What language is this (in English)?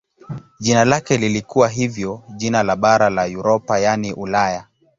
Swahili